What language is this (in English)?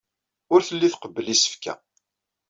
Kabyle